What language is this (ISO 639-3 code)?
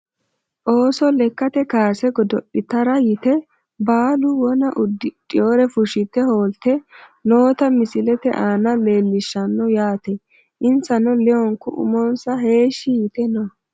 sid